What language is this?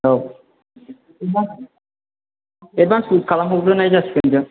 Bodo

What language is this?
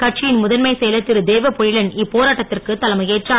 Tamil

